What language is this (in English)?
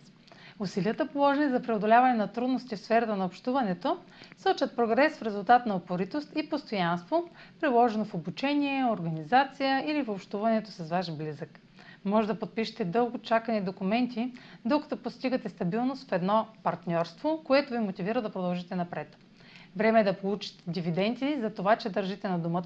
Bulgarian